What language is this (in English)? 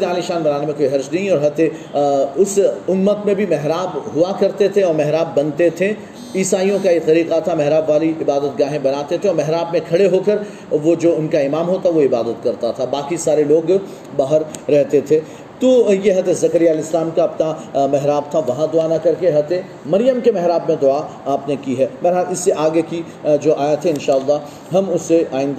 Urdu